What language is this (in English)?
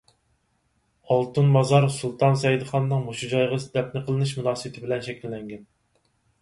Uyghur